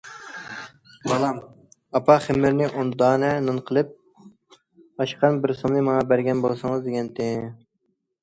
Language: Uyghur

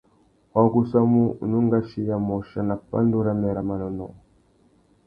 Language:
Tuki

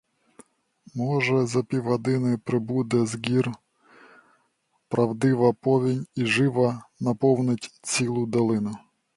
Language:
Ukrainian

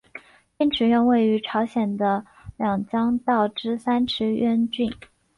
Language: Chinese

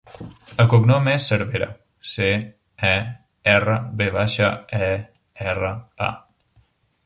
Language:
Catalan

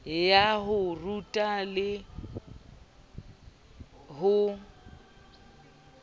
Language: Southern Sotho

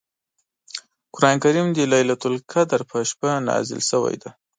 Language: Pashto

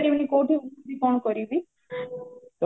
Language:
Odia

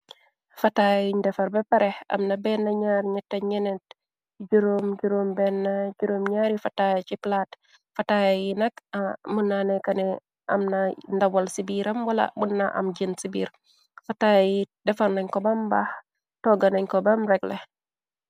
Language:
Wolof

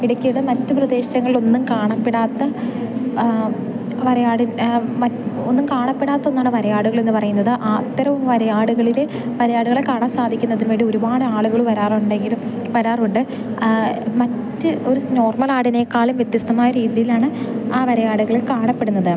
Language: Malayalam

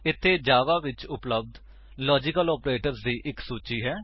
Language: Punjabi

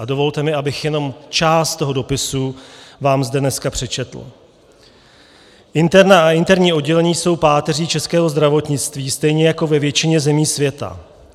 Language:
Czech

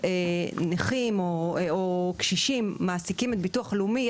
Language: Hebrew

